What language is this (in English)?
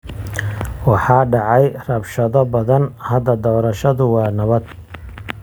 Somali